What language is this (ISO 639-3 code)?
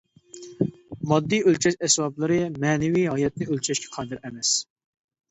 uig